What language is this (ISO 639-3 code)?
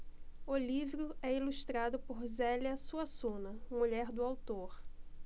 por